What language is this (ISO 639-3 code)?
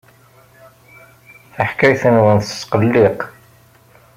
kab